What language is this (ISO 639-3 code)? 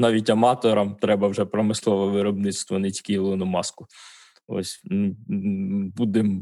ukr